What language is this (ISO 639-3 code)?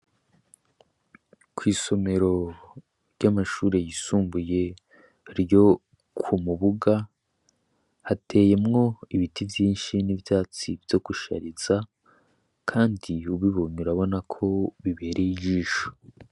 run